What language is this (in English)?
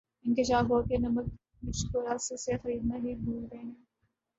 Urdu